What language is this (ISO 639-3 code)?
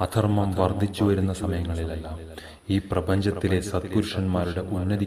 hin